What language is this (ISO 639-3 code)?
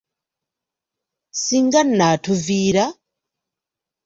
lug